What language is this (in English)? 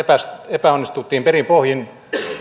Finnish